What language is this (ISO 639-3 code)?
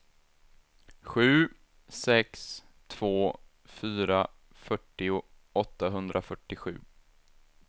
swe